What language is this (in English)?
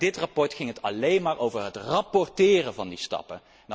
Dutch